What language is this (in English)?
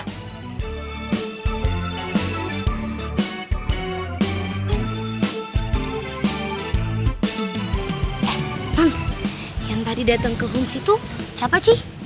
Indonesian